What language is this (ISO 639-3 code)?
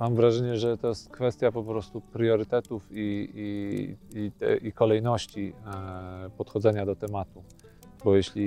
pol